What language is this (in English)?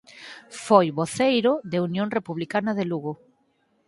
Galician